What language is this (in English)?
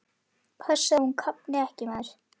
Icelandic